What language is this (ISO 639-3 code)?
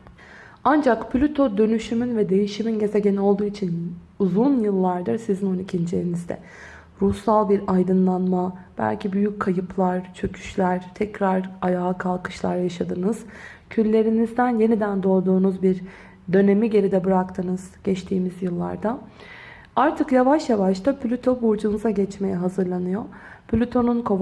tur